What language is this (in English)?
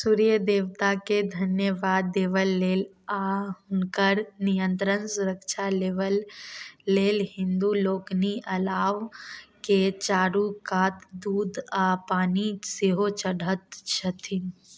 Maithili